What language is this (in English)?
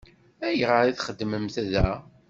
Kabyle